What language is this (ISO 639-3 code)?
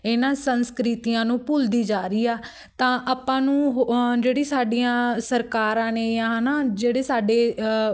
pan